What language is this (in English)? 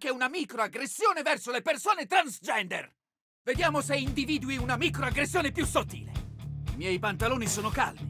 Italian